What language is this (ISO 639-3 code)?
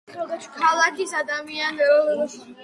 kat